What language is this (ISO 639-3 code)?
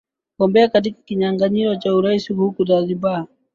swa